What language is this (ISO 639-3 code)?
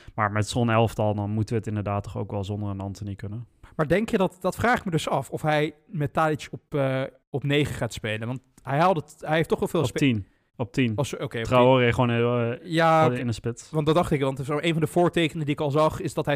nld